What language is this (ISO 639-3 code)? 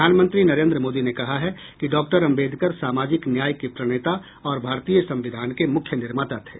hin